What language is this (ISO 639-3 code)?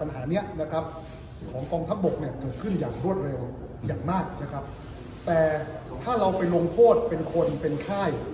tha